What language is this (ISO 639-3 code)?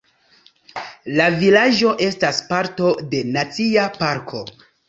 epo